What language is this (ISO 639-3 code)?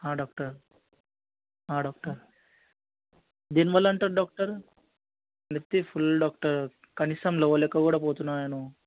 tel